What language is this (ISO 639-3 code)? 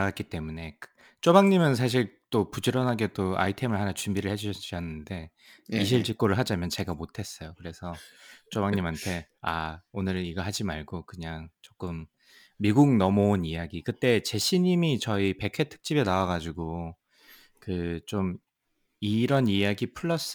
kor